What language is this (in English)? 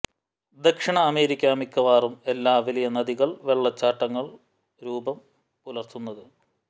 Malayalam